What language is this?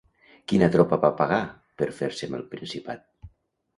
Catalan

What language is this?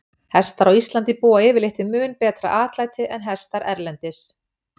Icelandic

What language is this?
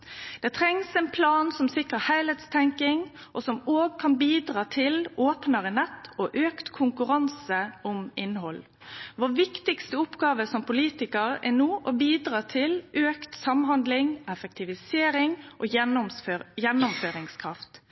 Norwegian Nynorsk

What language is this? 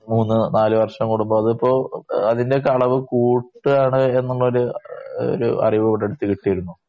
Malayalam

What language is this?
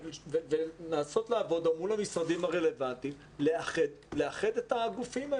Hebrew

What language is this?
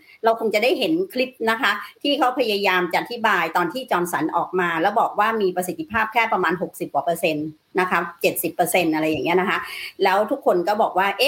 Thai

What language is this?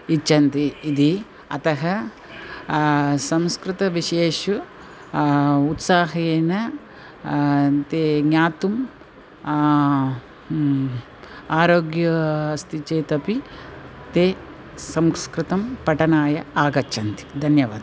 Sanskrit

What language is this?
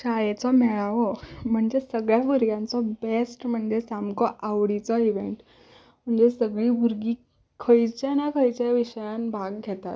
Konkani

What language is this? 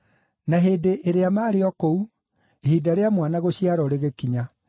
Kikuyu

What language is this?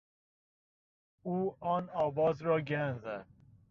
Persian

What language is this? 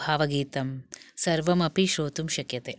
Sanskrit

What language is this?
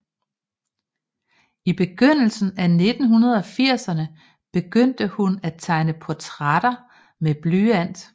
Danish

